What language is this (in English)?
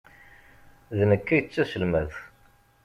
Kabyle